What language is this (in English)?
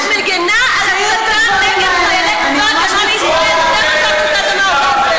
Hebrew